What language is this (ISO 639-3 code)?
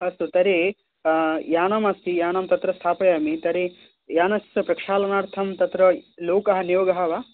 san